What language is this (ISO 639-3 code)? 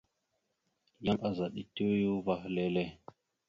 mxu